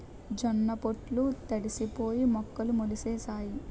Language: Telugu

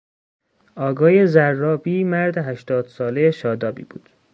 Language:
Persian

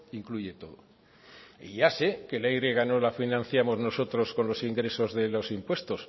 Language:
Spanish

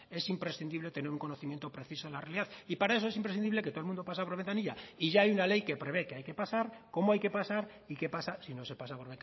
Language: Spanish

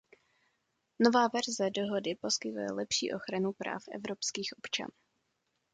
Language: Czech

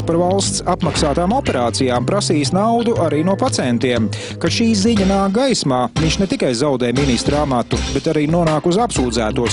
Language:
Latvian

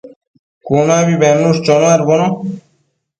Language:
Matsés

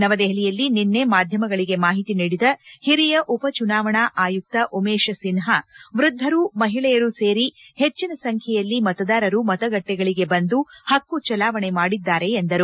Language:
Kannada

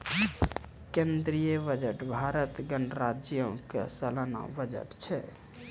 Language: Maithili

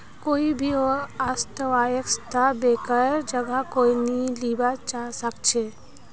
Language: Magahi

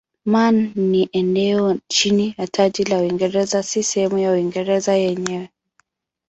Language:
Swahili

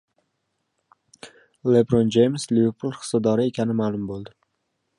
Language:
Uzbek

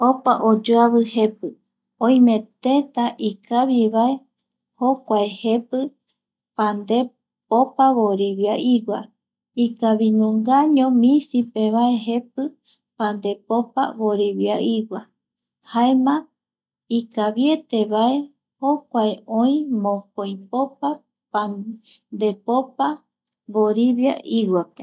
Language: Eastern Bolivian Guaraní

